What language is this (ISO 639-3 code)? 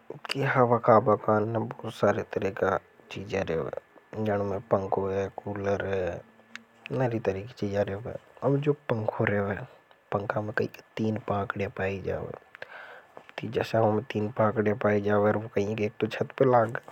hoj